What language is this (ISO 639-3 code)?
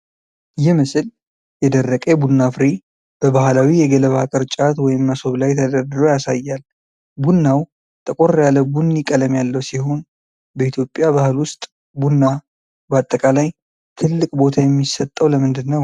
amh